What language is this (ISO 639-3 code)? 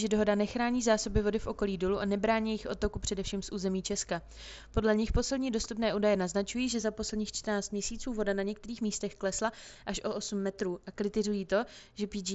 ces